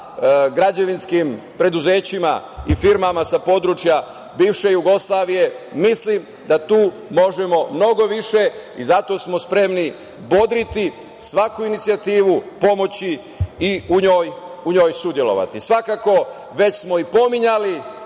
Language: Serbian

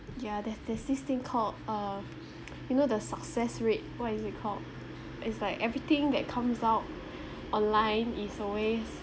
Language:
English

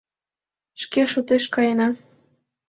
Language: Mari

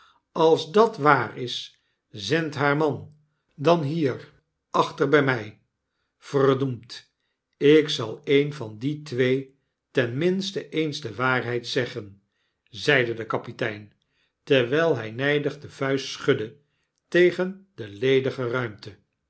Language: Dutch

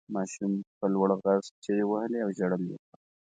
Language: Pashto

